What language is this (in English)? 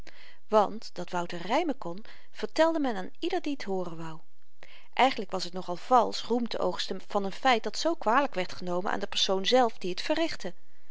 Dutch